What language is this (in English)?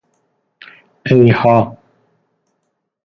Persian